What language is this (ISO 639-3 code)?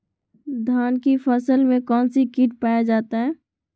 mag